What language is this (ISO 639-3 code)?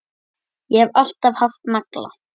isl